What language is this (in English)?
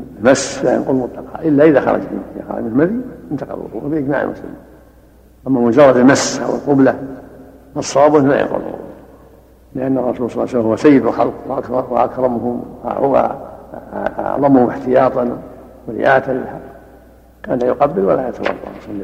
Arabic